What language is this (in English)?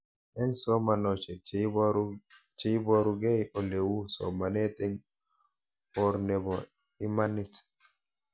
Kalenjin